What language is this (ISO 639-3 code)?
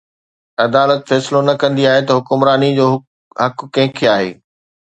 snd